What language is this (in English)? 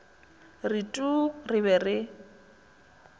Northern Sotho